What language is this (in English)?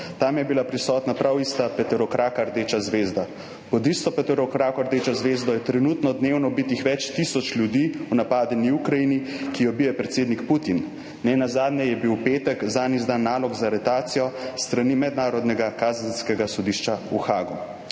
Slovenian